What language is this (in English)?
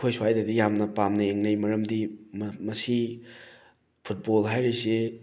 Manipuri